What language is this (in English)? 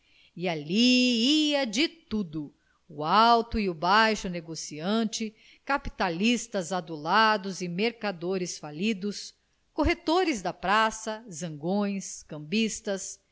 Portuguese